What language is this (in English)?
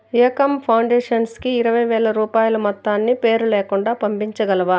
Telugu